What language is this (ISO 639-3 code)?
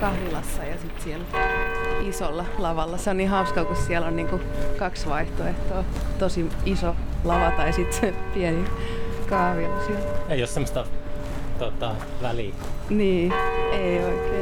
fin